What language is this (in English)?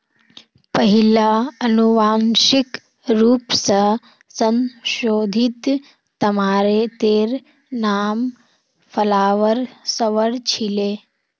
Magahi